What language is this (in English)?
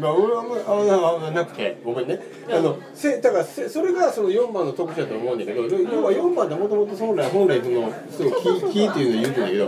Japanese